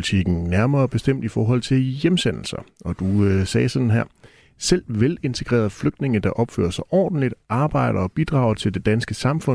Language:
Danish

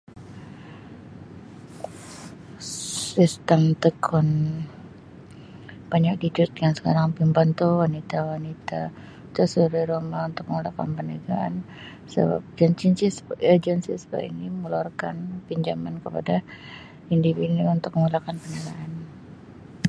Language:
Sabah Malay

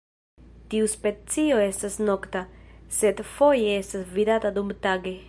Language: Esperanto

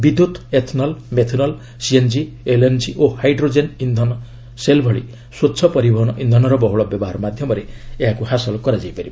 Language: Odia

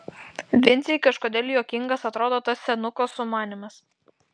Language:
Lithuanian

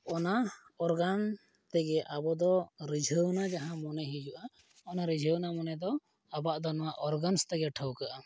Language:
Santali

